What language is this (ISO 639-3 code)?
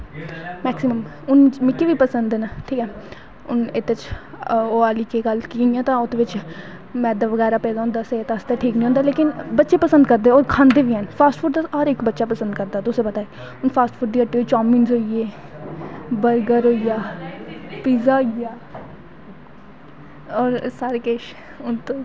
doi